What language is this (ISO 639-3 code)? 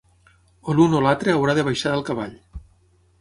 cat